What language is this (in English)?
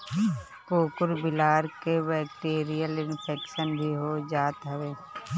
Bhojpuri